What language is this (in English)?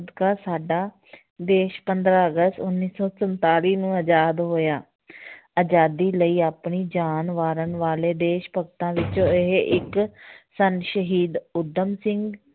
Punjabi